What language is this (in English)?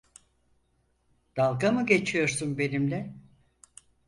Turkish